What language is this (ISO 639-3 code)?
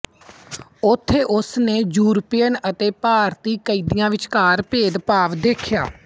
pan